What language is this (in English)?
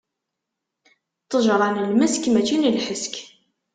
Kabyle